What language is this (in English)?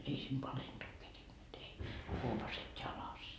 Finnish